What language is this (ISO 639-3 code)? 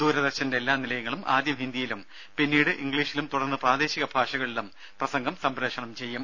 mal